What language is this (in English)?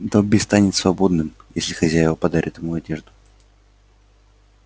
Russian